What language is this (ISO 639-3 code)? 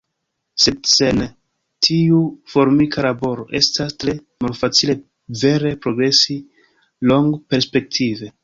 epo